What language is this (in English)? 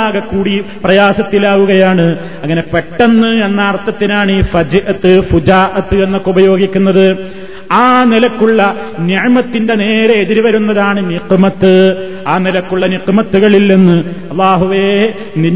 Malayalam